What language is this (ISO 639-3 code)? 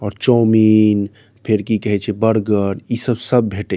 mai